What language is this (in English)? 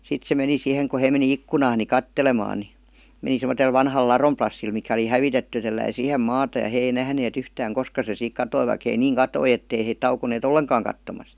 Finnish